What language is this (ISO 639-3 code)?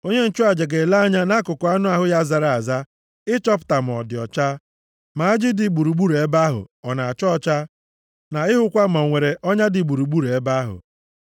ibo